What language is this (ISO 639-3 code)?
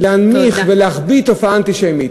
heb